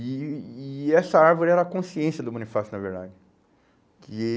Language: Portuguese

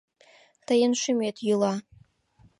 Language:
Mari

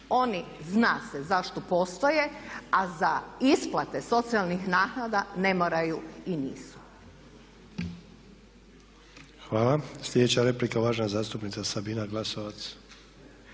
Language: Croatian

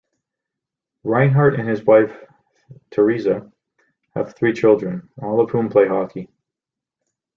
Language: English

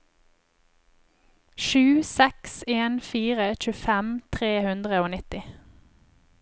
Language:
Norwegian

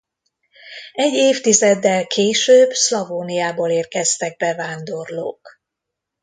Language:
Hungarian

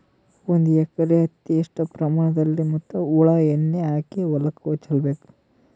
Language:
Kannada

